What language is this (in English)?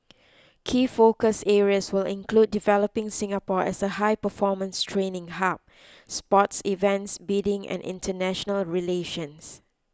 English